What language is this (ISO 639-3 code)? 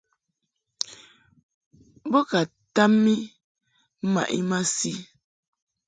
mhk